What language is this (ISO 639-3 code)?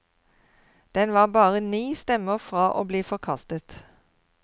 nor